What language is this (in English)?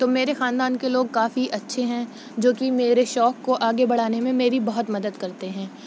Urdu